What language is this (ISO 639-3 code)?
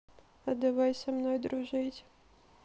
rus